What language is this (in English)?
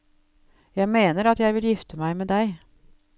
Norwegian